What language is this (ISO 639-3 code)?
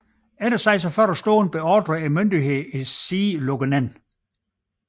dan